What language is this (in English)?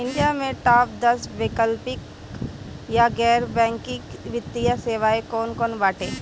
Bhojpuri